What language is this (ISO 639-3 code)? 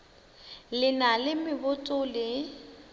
nso